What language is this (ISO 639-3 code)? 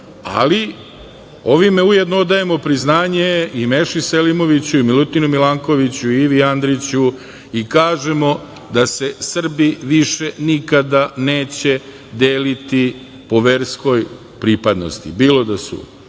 srp